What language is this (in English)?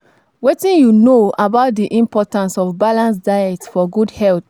Nigerian Pidgin